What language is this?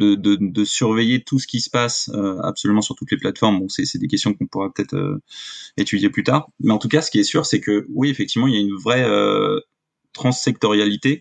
French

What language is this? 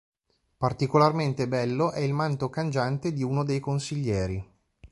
Italian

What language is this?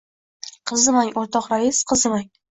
Uzbek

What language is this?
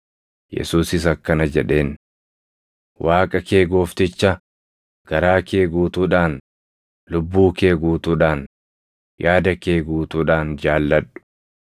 Oromo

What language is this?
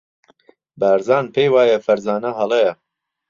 Central Kurdish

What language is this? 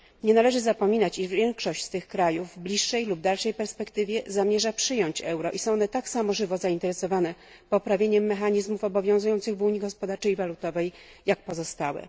Polish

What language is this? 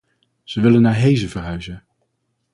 Dutch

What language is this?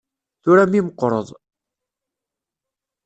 Kabyle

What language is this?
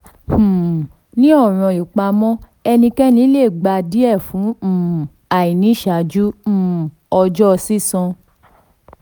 Yoruba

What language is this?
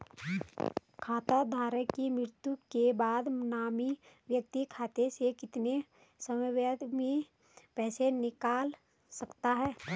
Hindi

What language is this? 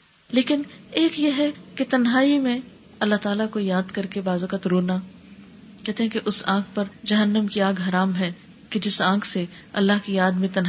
Urdu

